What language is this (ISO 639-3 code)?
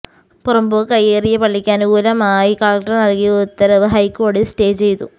mal